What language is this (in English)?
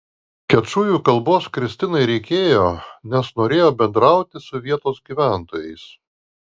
Lithuanian